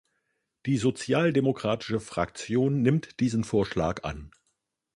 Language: German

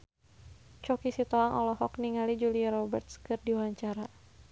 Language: Sundanese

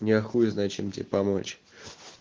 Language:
Russian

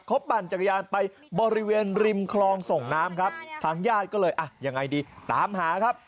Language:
Thai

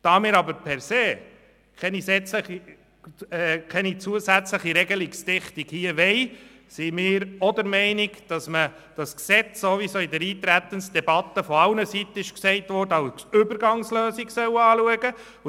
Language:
Swiss German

